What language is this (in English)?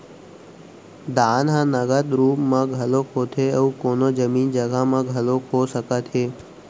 Chhattisgarhi